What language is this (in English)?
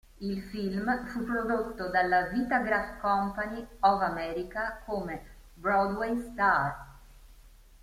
Italian